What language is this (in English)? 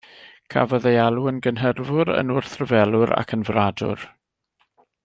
Welsh